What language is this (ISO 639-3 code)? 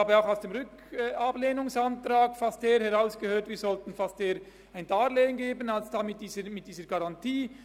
gsw